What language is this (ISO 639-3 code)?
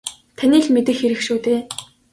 mon